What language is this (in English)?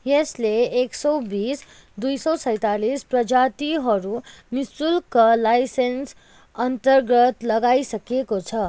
Nepali